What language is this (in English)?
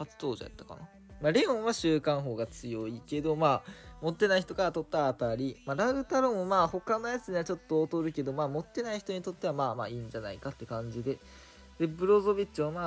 Japanese